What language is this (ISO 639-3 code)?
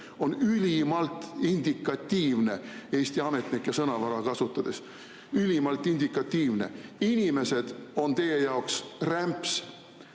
est